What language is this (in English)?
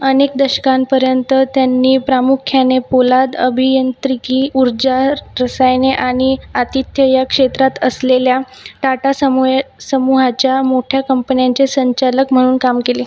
Marathi